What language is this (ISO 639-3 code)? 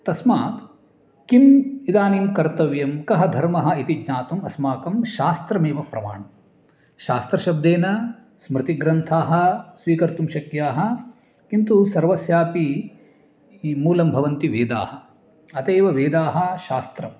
san